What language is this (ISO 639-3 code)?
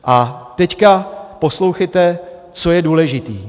ces